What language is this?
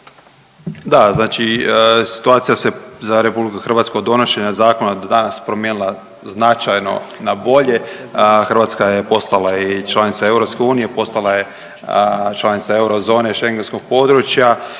Croatian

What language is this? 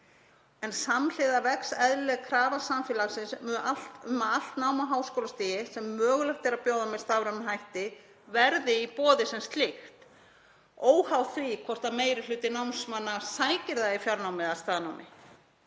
Icelandic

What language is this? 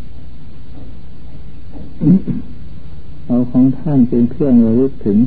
Thai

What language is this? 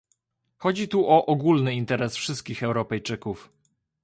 Polish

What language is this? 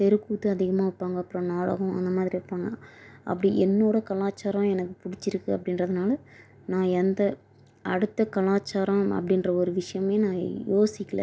Tamil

